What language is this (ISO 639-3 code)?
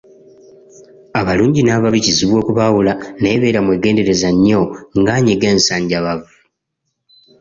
lug